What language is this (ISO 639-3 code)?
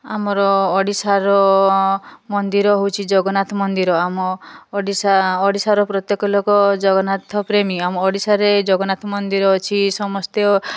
ori